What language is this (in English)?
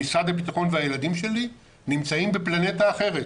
Hebrew